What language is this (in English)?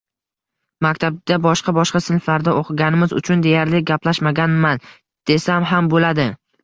Uzbek